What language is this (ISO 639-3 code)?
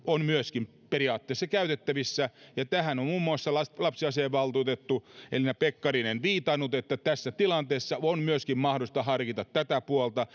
fin